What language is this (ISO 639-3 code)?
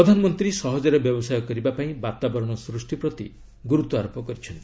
ori